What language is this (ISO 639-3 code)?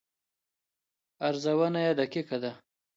pus